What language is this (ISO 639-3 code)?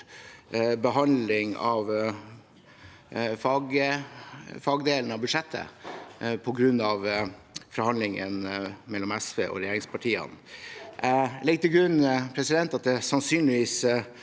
nor